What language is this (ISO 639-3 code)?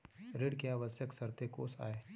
hne